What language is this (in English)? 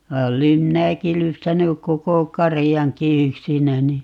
Finnish